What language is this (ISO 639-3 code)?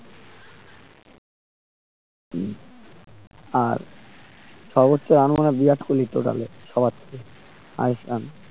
ben